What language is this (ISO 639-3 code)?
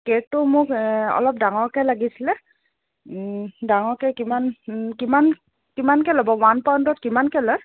asm